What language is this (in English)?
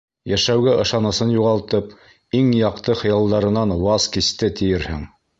Bashkir